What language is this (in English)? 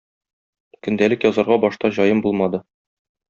Tatar